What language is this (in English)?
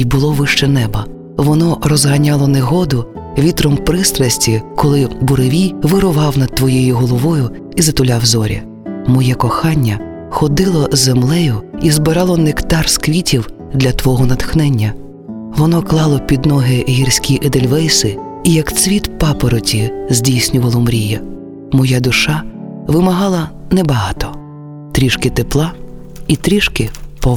Ukrainian